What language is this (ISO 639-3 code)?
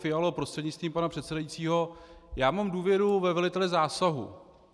ces